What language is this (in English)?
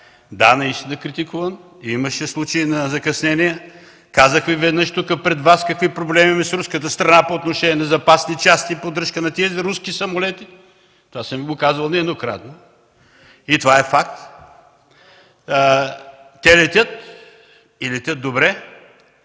Bulgarian